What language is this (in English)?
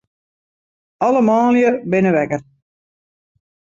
Western Frisian